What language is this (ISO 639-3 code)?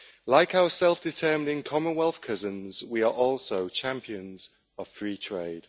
eng